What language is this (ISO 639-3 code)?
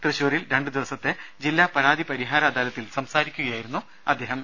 mal